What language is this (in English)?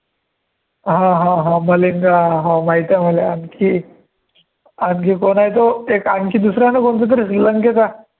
Marathi